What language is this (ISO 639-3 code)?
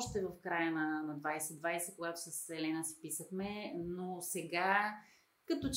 bul